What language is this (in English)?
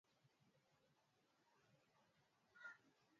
Swahili